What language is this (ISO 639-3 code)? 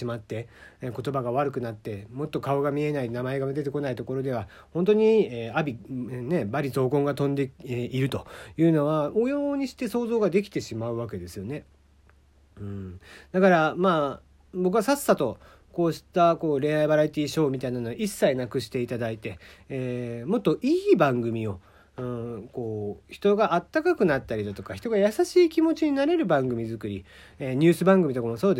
jpn